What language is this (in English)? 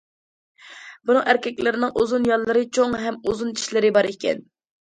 Uyghur